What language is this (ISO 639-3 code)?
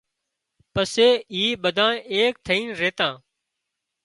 kxp